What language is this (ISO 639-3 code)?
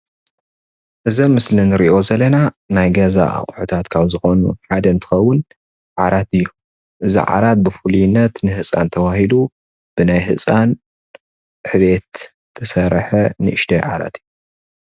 tir